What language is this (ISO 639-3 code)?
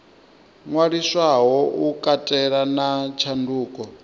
ven